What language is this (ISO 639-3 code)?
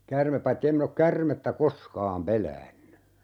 fin